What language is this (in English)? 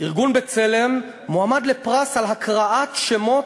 Hebrew